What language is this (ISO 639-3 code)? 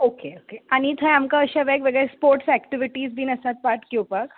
kok